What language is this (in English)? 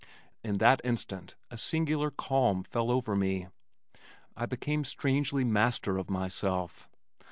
English